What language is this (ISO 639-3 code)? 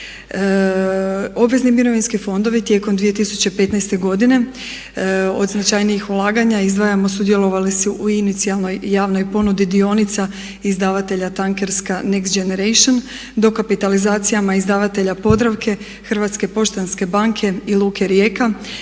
hrv